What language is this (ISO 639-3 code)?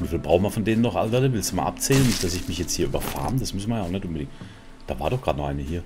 deu